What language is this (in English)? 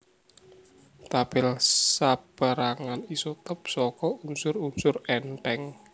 Javanese